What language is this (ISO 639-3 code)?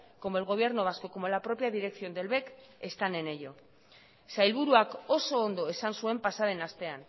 spa